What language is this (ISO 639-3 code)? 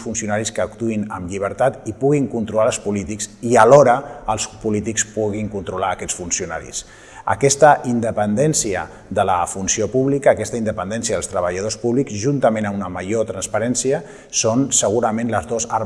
cat